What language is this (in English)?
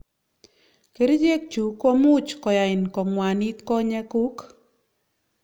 Kalenjin